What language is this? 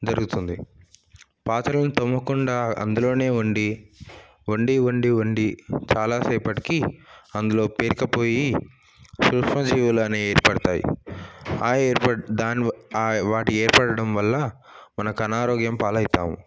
Telugu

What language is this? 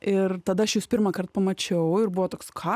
Lithuanian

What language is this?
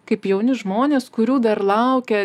Lithuanian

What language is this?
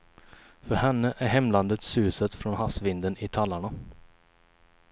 Swedish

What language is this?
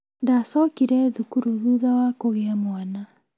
Kikuyu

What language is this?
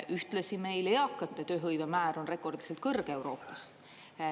Estonian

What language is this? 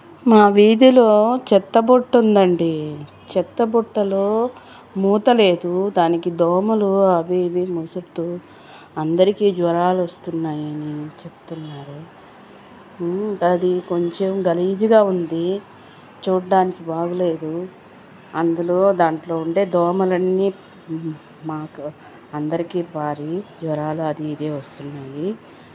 Telugu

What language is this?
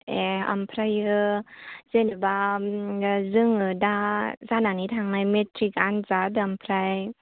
Bodo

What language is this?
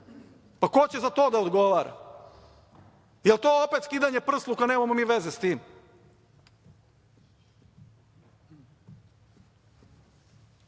Serbian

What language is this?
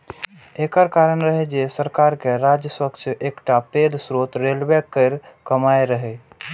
Maithili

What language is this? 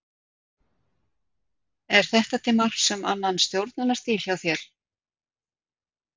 Icelandic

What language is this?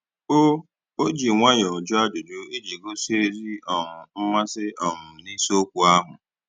Igbo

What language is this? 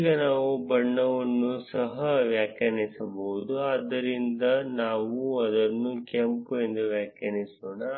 Kannada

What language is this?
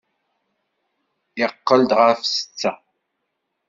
Kabyle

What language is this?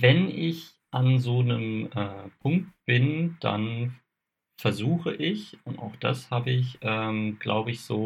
German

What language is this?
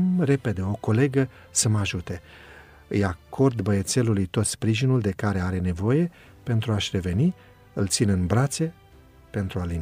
Romanian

